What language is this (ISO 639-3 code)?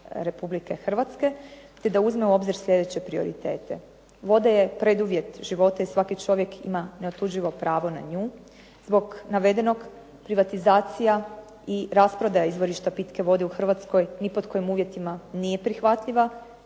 hrv